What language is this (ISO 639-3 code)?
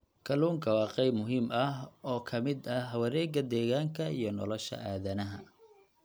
som